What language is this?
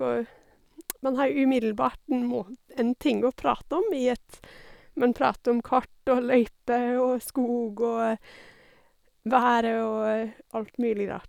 Norwegian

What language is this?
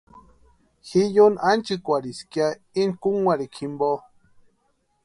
Western Highland Purepecha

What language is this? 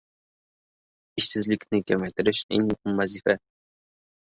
Uzbek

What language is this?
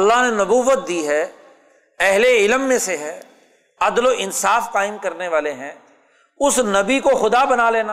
Urdu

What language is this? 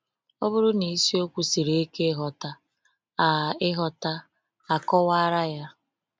Igbo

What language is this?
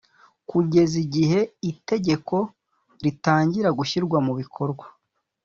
Kinyarwanda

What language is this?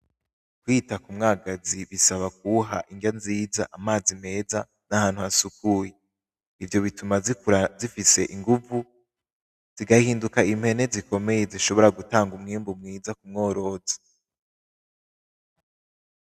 Rundi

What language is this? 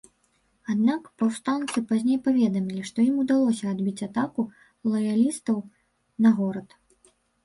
Belarusian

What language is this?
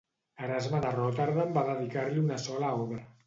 Catalan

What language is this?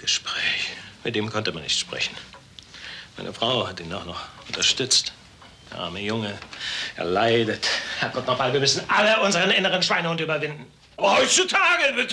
German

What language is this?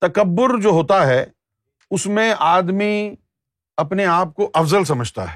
Urdu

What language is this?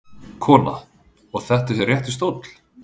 Icelandic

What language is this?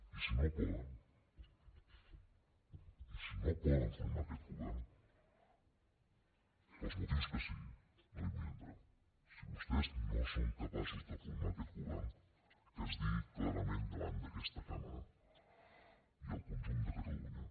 Catalan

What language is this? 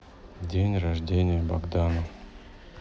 Russian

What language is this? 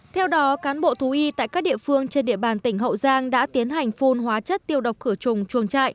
Vietnamese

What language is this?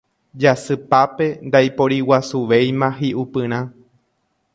Guarani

